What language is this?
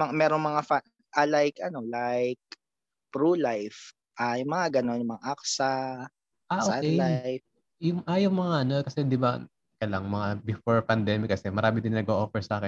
Filipino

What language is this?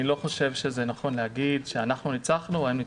Hebrew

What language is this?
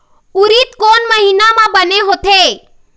Chhattisgarhi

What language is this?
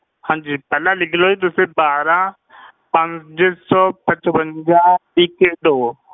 Punjabi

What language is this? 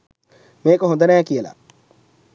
Sinhala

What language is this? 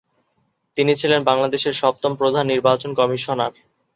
Bangla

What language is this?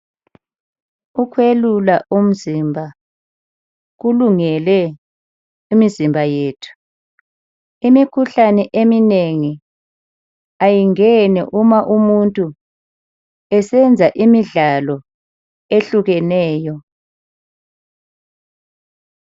North Ndebele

